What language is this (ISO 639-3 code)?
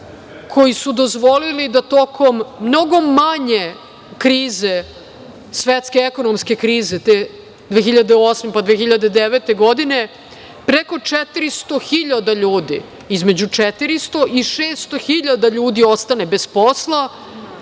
srp